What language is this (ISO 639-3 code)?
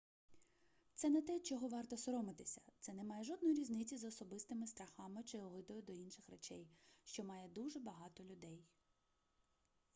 ukr